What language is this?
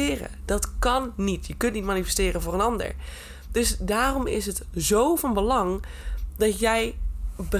Dutch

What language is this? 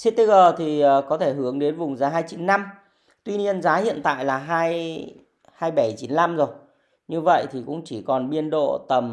Vietnamese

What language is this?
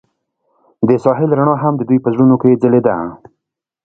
Pashto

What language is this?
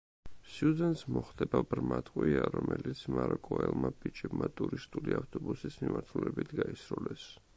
Georgian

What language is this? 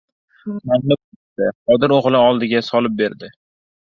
Uzbek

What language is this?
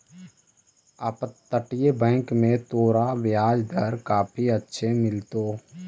Magahi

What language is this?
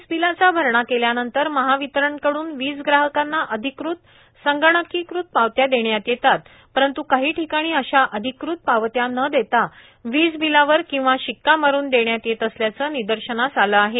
Marathi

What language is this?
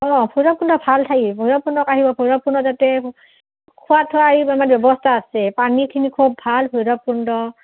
Assamese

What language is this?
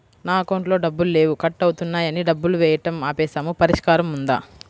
Telugu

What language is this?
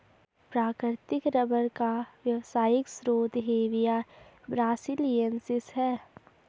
Hindi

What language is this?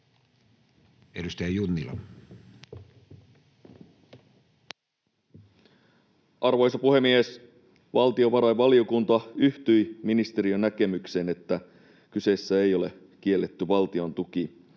Finnish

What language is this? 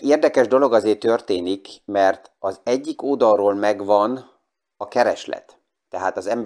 Hungarian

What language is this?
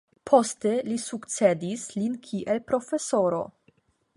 Esperanto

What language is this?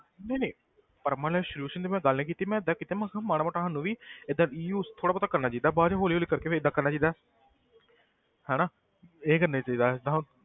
Punjabi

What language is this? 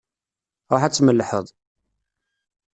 Kabyle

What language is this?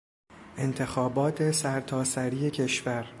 Persian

